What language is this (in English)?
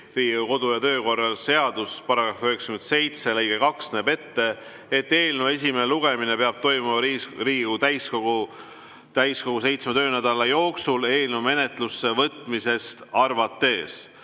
Estonian